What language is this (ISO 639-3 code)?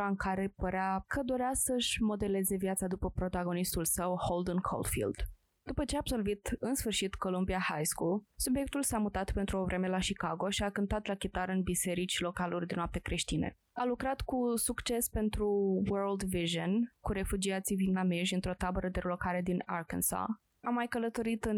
ron